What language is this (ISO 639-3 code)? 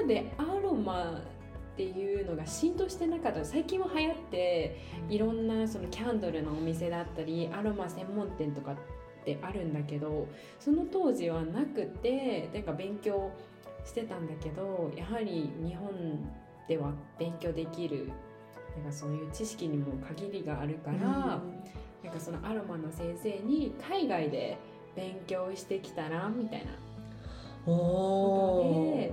jpn